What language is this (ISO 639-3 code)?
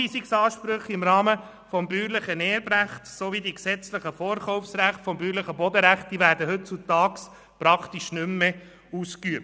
gsw